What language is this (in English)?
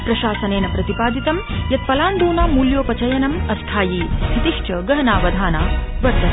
Sanskrit